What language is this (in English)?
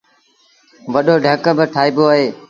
Sindhi Bhil